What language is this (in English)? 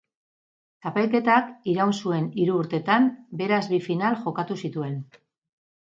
Basque